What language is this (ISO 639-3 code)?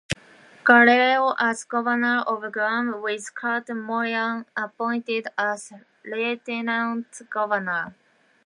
eng